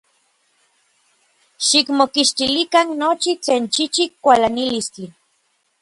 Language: Orizaba Nahuatl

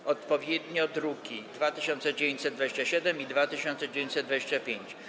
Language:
Polish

